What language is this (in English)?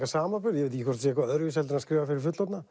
Icelandic